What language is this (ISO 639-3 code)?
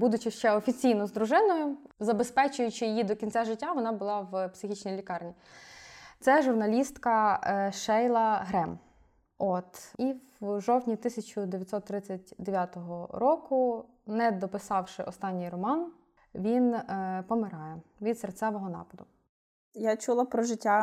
ukr